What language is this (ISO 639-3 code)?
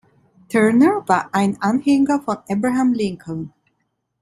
deu